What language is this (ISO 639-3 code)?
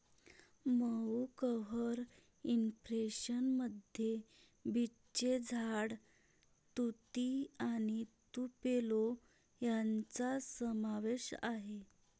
mar